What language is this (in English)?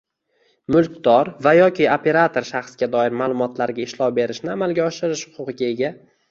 Uzbek